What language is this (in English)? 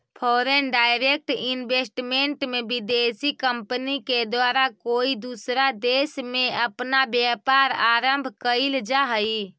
Magahi